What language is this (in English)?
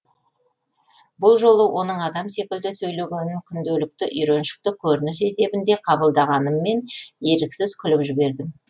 Kazakh